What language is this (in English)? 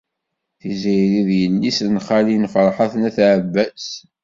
Kabyle